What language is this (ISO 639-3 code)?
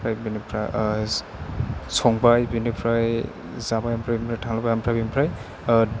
brx